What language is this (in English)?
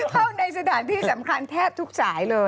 Thai